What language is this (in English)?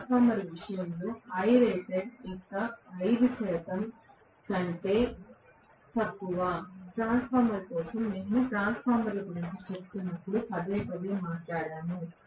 Telugu